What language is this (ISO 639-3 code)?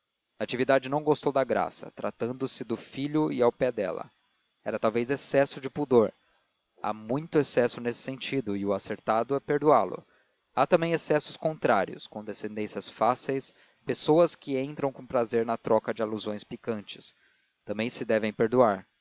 por